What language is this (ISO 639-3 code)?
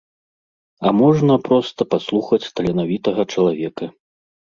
bel